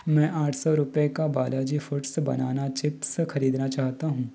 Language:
Hindi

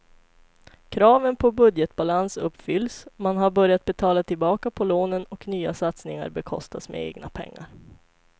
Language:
Swedish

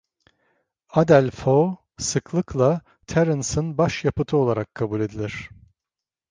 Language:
Turkish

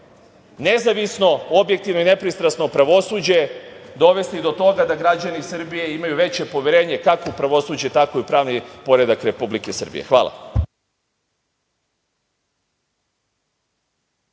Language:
Serbian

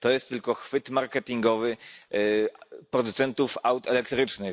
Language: Polish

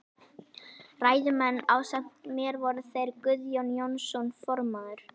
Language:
Icelandic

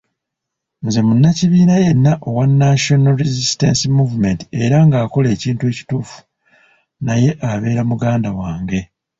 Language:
Ganda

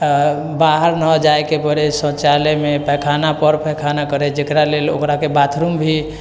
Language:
Maithili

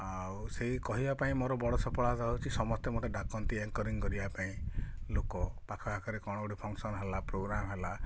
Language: Odia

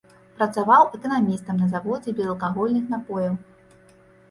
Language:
Belarusian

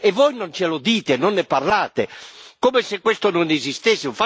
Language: Italian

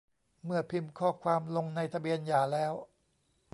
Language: Thai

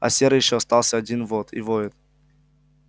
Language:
Russian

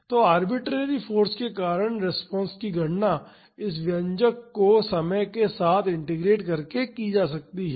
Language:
Hindi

